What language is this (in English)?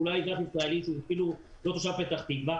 Hebrew